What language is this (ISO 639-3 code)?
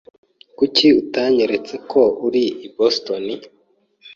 kin